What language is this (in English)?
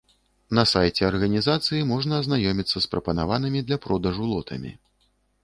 Belarusian